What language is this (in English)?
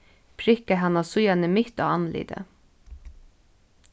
Faroese